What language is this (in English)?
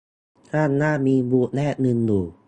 Thai